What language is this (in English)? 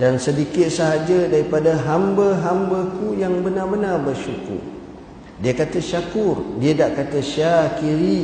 Malay